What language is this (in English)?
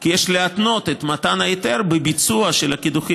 Hebrew